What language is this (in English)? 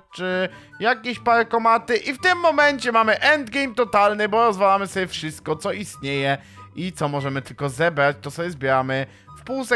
Polish